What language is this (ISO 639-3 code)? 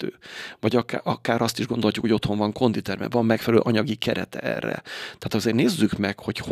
hun